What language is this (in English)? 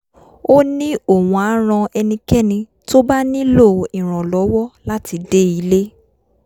Yoruba